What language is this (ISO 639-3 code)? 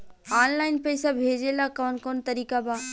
bho